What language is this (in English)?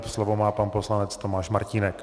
Czech